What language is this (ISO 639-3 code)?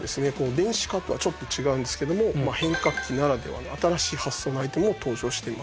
jpn